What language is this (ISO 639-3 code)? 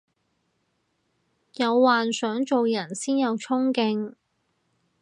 yue